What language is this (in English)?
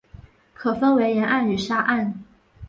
Chinese